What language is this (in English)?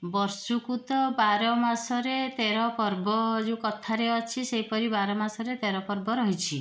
Odia